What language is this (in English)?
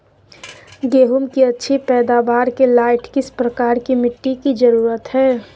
Magahi